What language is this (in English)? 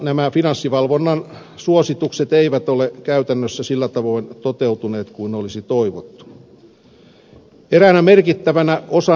Finnish